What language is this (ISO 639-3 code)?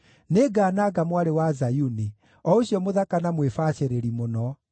kik